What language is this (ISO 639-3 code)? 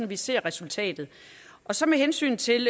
dan